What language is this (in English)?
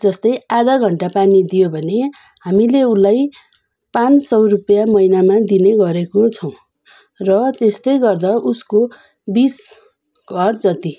Nepali